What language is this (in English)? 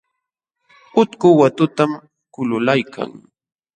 Jauja Wanca Quechua